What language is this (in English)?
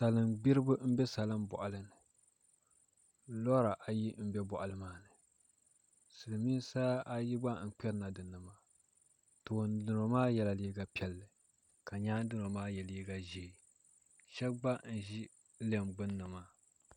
Dagbani